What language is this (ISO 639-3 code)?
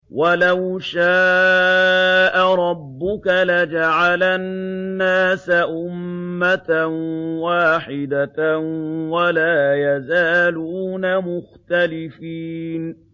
ara